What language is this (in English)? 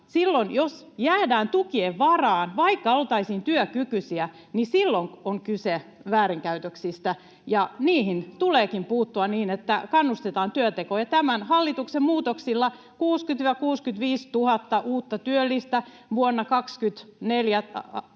Finnish